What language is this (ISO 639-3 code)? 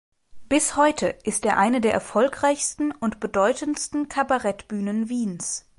deu